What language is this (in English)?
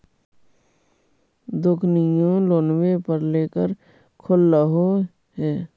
Magahi